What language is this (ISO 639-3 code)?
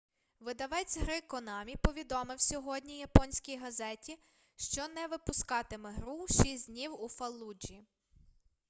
ukr